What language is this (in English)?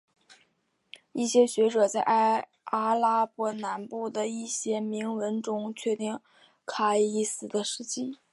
Chinese